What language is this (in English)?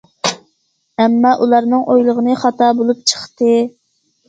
Uyghur